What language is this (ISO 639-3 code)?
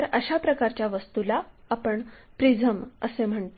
mar